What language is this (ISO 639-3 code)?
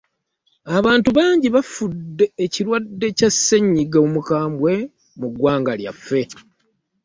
lug